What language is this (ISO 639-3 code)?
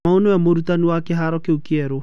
kik